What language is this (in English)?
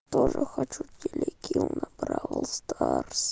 Russian